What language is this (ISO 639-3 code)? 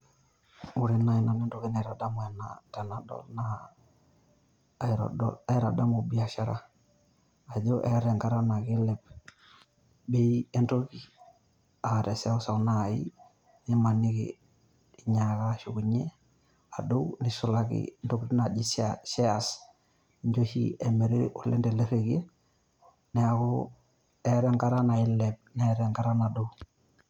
mas